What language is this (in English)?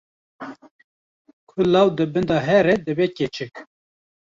Kurdish